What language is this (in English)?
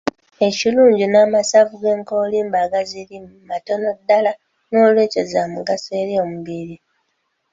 Ganda